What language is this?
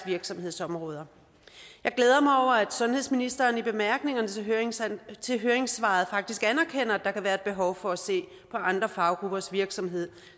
Danish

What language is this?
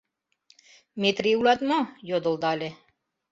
Mari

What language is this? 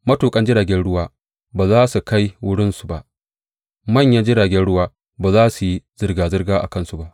Hausa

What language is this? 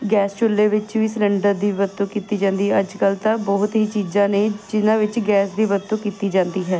Punjabi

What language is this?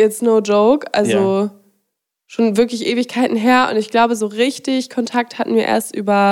German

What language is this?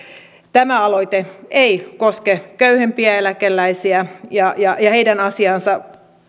Finnish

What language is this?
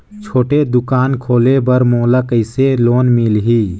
Chhattisgarhi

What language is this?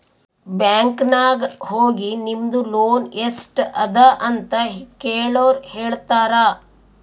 Kannada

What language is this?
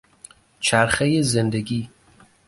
Persian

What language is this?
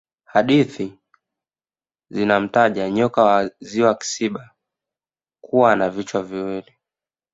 Swahili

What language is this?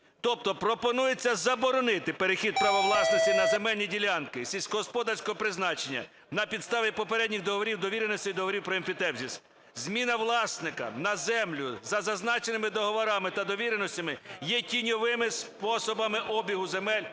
Ukrainian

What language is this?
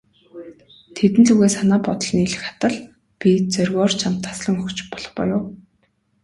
Mongolian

